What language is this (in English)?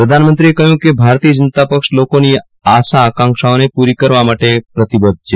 Gujarati